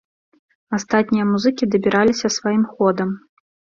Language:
Belarusian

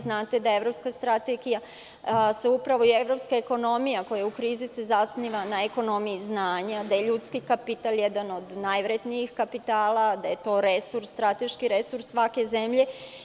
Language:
Serbian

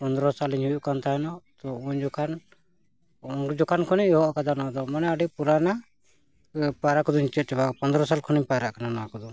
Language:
Santali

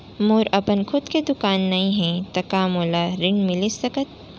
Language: Chhattisgarhi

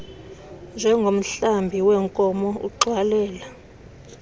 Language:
Xhosa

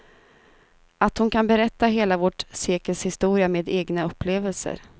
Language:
Swedish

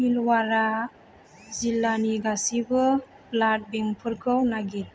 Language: Bodo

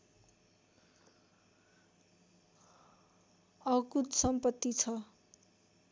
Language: Nepali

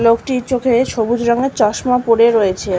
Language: Bangla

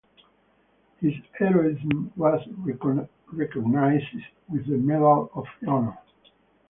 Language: English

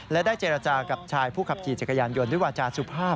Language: Thai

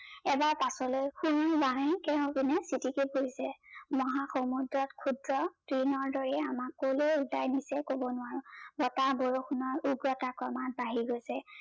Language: Assamese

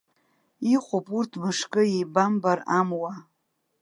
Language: Abkhazian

